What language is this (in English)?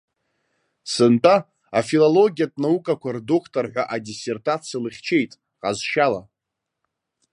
Abkhazian